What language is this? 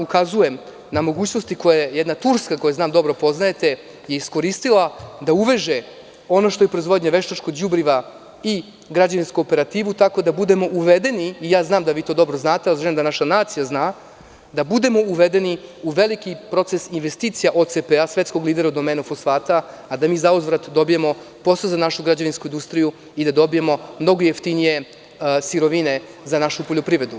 Serbian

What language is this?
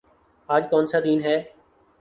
Urdu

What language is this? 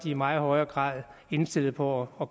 Danish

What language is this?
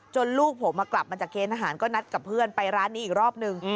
Thai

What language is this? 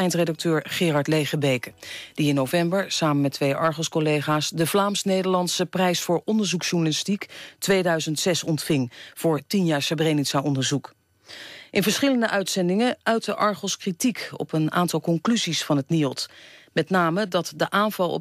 Dutch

